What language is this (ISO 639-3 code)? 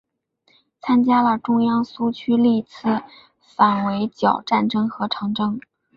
zho